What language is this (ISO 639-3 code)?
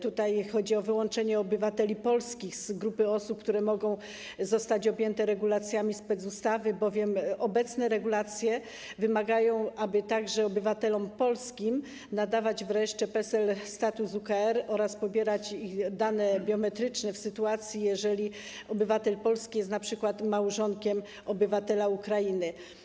pol